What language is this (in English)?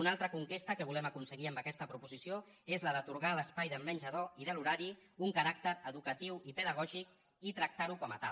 Catalan